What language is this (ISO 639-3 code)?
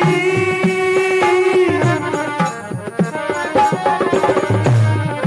hin